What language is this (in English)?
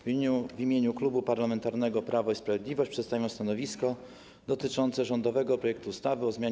Polish